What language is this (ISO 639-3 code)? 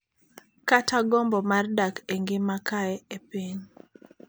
luo